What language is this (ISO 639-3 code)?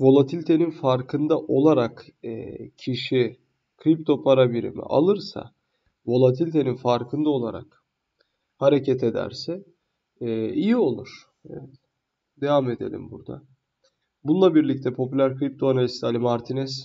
tur